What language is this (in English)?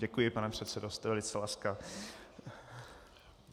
Czech